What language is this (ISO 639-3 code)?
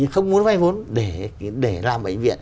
vie